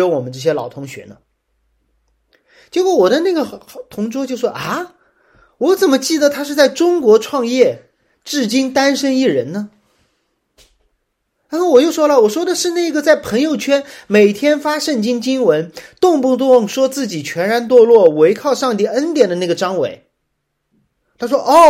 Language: Chinese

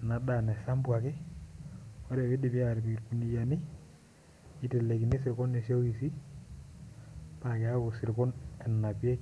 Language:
Masai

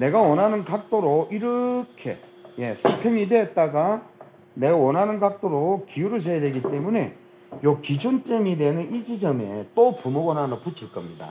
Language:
Korean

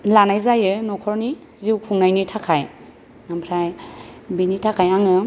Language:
Bodo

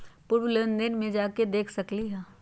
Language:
Magahi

